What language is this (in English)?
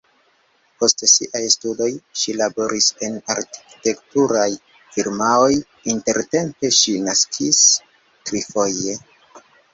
Esperanto